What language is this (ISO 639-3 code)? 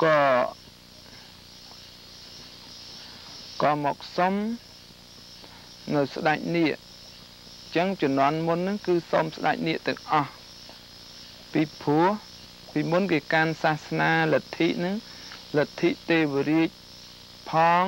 vie